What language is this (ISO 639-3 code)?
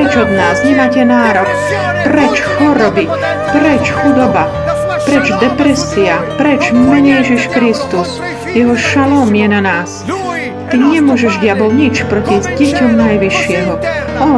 slk